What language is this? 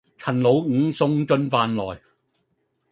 Cantonese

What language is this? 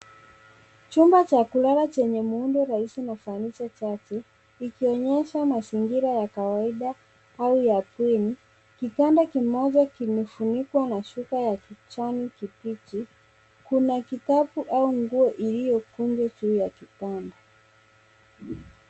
Swahili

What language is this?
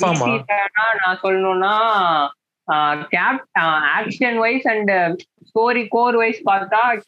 Tamil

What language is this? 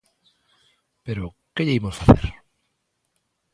Galician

